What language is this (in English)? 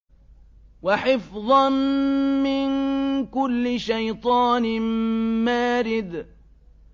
Arabic